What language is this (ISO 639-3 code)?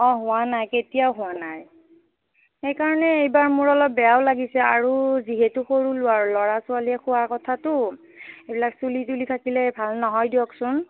asm